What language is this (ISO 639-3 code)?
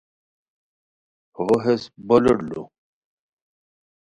khw